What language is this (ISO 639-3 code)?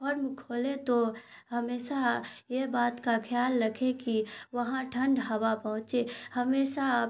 urd